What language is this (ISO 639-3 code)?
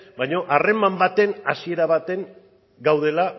eus